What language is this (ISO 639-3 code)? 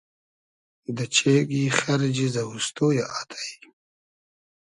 haz